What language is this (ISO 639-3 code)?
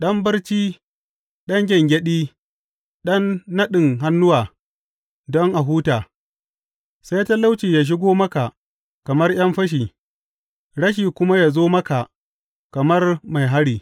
hau